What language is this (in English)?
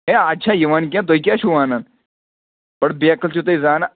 Kashmiri